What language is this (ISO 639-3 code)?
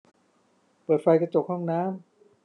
tha